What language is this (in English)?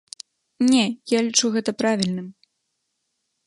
Belarusian